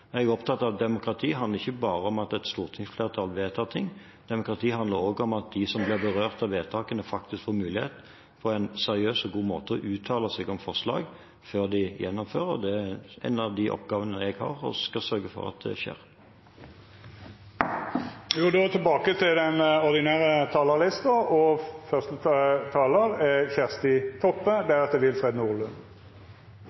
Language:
Norwegian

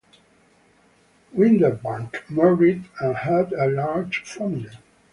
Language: English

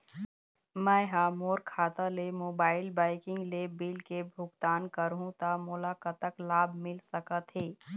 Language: Chhattisgarhi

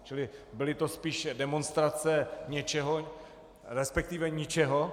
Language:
Czech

